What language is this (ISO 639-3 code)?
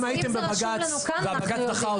heb